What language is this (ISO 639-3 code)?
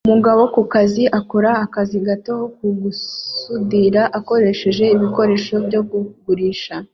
kin